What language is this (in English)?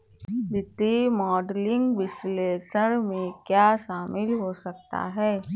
Hindi